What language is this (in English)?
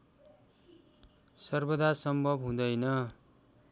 Nepali